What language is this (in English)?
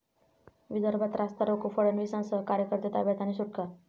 Marathi